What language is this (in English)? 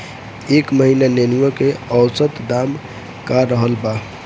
Bhojpuri